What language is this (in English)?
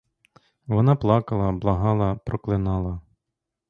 Ukrainian